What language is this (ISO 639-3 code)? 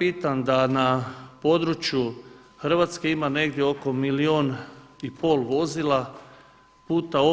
hrv